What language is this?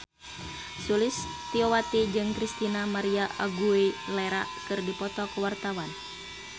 Sundanese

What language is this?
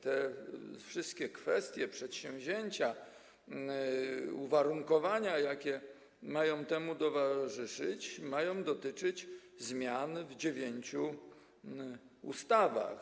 Polish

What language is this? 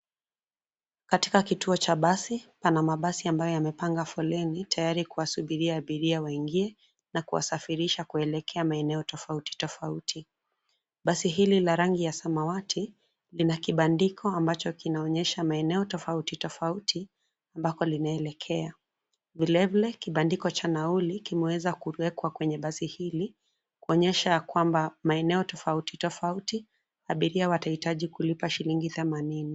Swahili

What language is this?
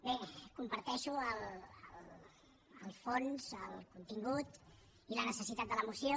Catalan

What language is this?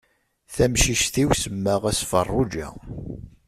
Kabyle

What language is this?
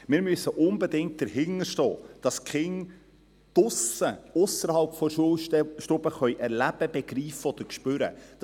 Swiss German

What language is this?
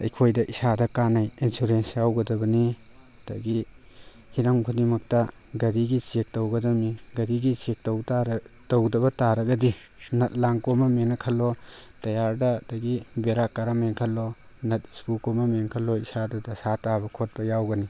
Manipuri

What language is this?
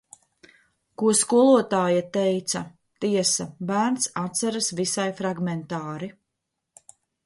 Latvian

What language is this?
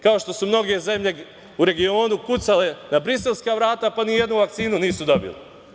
Serbian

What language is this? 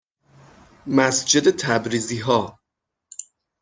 Persian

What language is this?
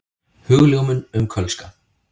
Icelandic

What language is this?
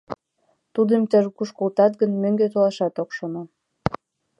Mari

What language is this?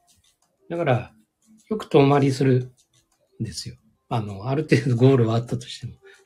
Japanese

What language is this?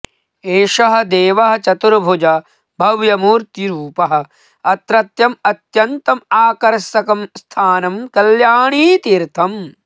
Sanskrit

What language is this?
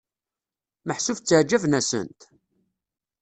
Kabyle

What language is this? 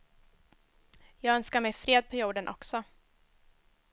Swedish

